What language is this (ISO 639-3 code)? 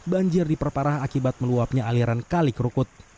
ind